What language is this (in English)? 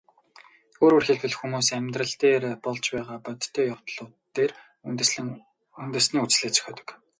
Mongolian